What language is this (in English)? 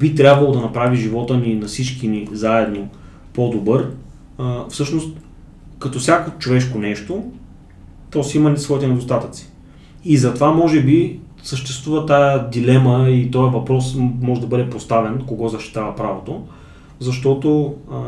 Bulgarian